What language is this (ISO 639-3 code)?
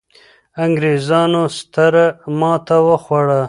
pus